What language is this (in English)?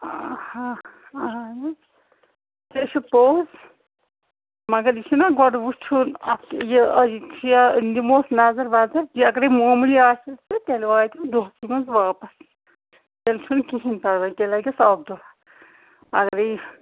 Kashmiri